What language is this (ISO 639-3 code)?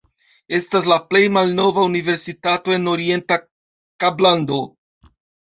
epo